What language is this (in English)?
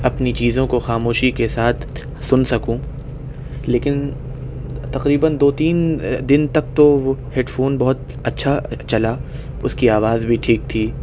Urdu